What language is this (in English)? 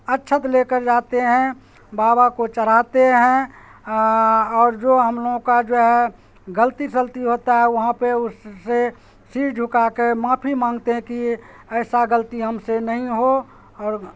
Urdu